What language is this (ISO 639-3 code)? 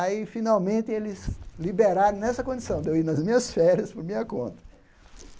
por